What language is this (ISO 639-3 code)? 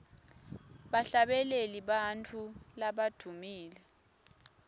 ssw